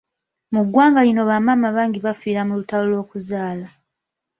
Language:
Ganda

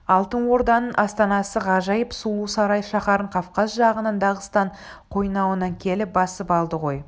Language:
Kazakh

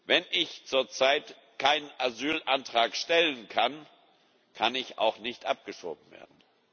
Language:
German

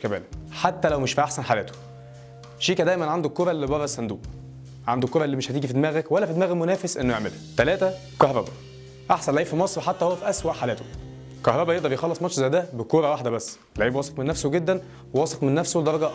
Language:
Arabic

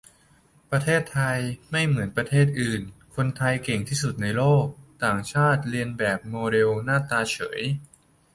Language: Thai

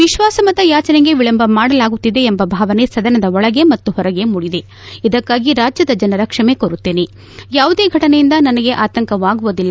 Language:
Kannada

